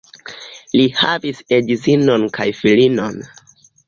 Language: Esperanto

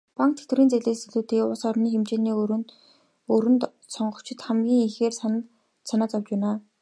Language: Mongolian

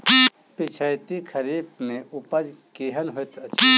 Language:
Maithili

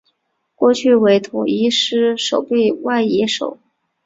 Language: Chinese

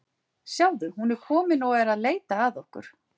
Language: Icelandic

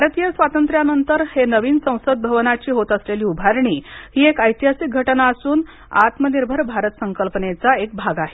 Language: Marathi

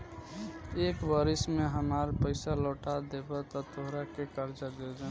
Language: Bhojpuri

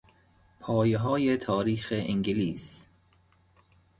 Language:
Persian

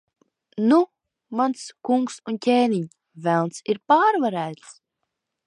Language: Latvian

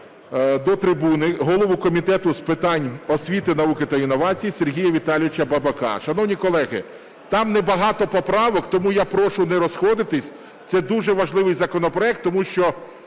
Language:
Ukrainian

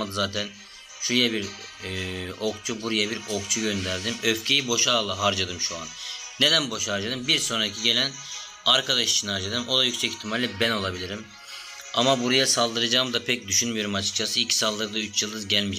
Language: Turkish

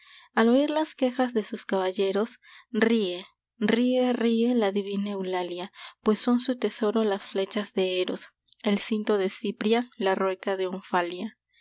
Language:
Spanish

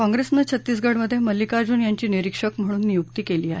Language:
Marathi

